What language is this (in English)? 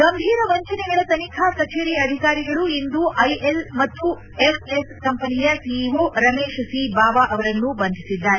Kannada